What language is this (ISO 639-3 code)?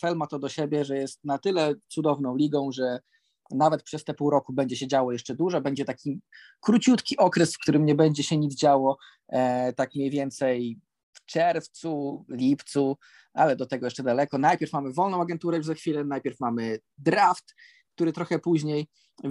pol